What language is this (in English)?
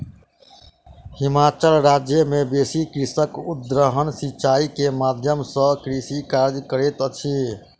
Maithili